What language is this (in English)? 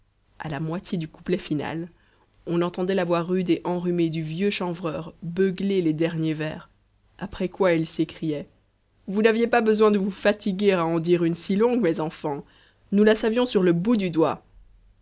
French